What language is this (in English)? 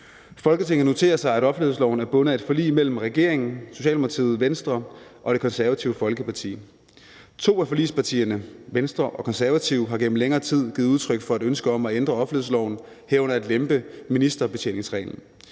Danish